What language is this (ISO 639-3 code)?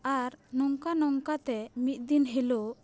sat